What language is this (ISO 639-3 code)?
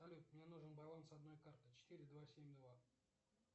rus